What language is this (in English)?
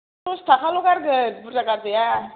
Bodo